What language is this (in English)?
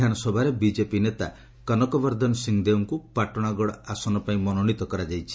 Odia